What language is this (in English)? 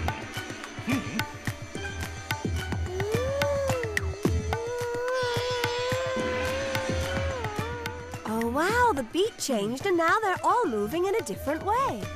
English